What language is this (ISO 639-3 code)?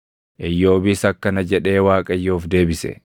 orm